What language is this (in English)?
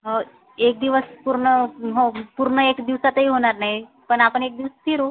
Marathi